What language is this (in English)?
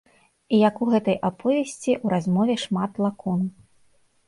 Belarusian